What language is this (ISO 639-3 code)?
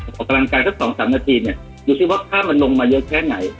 tha